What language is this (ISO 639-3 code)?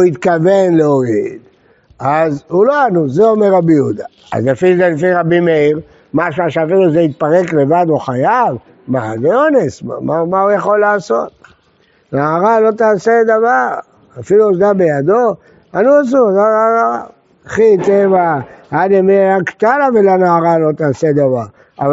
heb